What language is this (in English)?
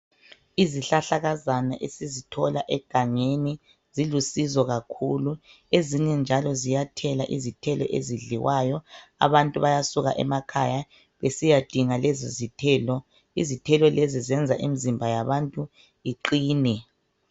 North Ndebele